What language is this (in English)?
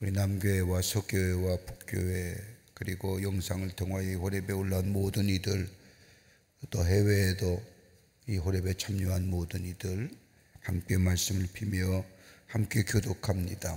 Korean